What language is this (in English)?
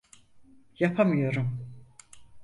Turkish